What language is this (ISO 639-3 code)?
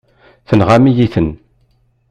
kab